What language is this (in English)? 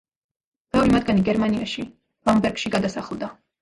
Georgian